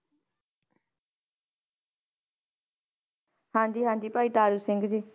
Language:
Punjabi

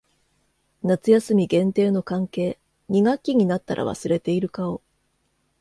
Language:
Japanese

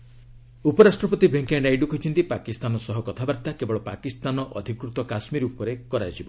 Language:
Odia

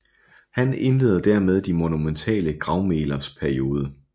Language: Danish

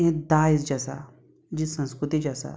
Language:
Konkani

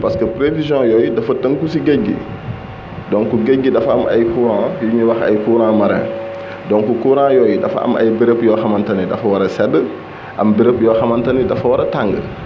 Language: Wolof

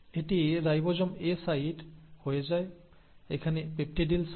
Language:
Bangla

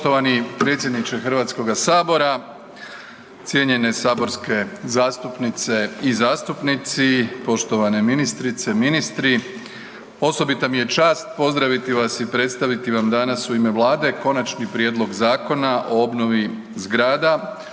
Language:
Croatian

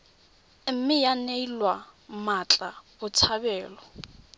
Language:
Tswana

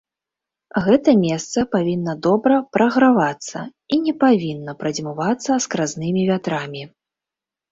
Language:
Belarusian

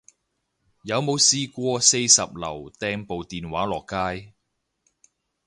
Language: Cantonese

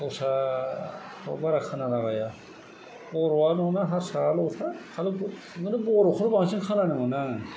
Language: Bodo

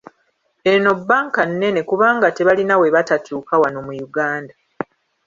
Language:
Ganda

